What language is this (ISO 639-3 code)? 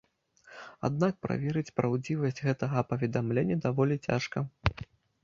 bel